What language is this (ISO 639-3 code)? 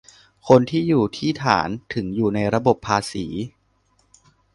tha